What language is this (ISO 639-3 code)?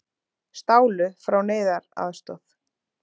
isl